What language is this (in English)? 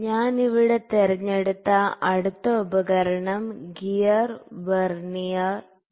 Malayalam